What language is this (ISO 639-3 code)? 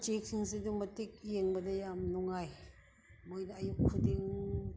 mni